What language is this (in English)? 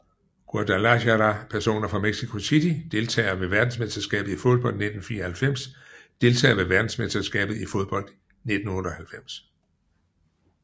Danish